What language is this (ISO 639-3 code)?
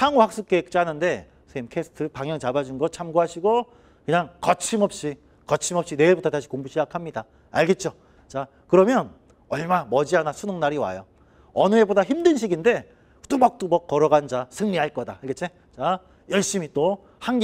kor